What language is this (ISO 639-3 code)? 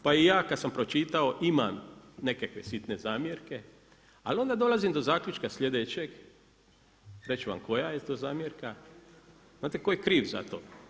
hrv